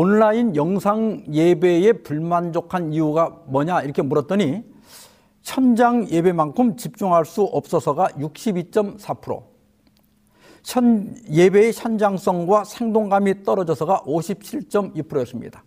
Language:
Korean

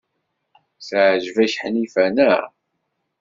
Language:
Kabyle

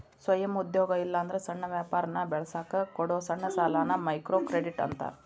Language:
Kannada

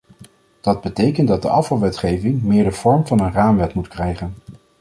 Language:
Dutch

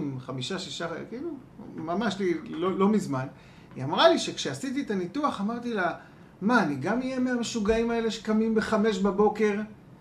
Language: Hebrew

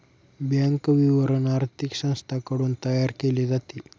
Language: Marathi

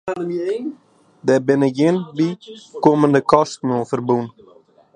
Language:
Western Frisian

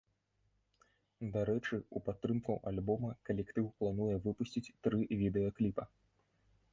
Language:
Belarusian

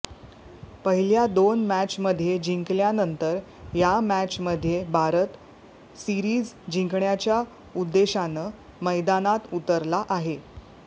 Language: Marathi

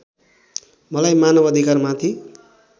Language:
Nepali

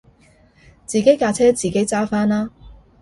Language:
Cantonese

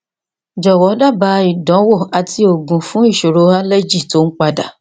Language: Yoruba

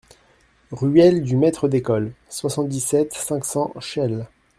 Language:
French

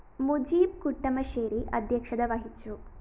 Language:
Malayalam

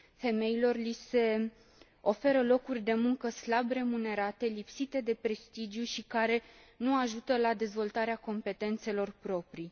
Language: Romanian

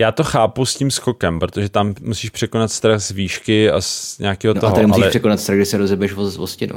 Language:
Czech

